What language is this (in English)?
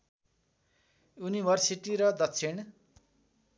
Nepali